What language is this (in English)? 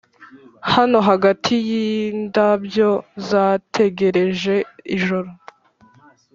Kinyarwanda